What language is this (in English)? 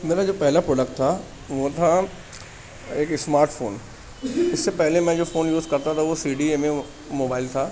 Urdu